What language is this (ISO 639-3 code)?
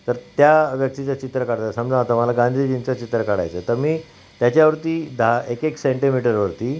mar